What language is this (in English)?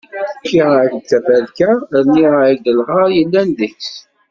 Kabyle